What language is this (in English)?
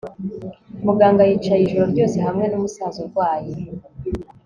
Kinyarwanda